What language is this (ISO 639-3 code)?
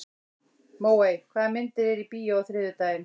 isl